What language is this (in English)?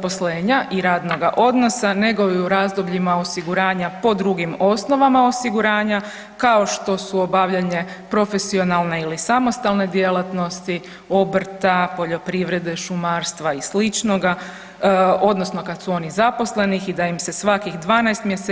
Croatian